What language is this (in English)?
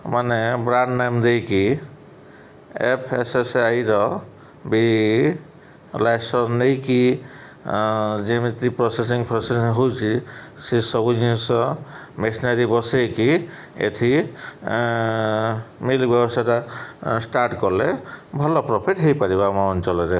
Odia